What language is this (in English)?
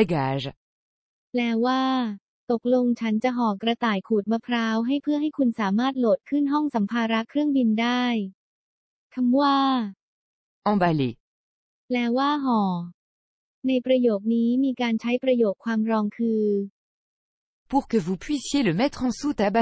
Thai